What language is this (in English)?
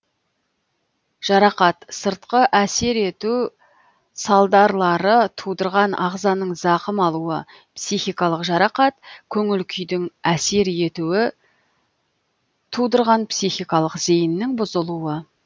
Kazakh